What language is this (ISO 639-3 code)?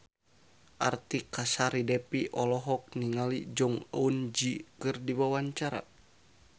sun